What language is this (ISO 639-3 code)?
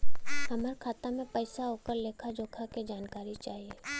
bho